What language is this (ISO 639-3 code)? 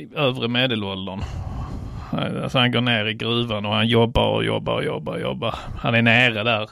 swe